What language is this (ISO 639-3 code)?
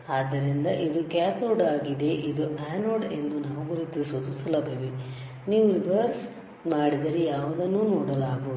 kan